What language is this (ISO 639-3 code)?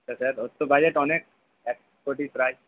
ben